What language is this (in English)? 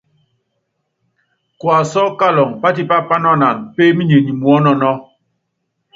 Yangben